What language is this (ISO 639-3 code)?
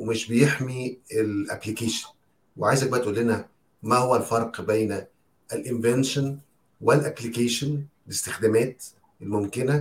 ara